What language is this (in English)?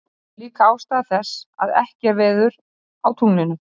Icelandic